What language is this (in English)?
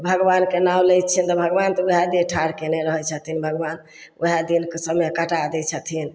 Maithili